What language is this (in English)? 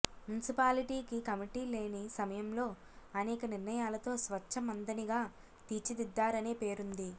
Telugu